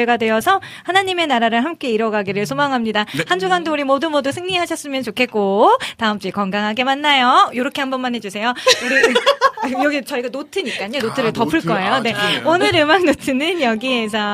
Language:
Korean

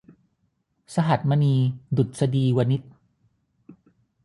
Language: Thai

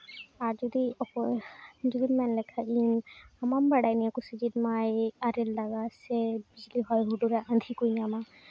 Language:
Santali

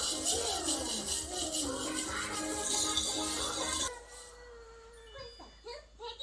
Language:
Korean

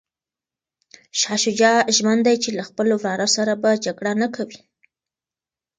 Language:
Pashto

